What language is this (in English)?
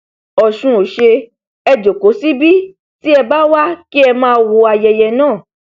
Yoruba